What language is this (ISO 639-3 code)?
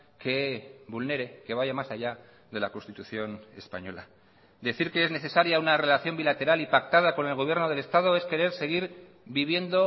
spa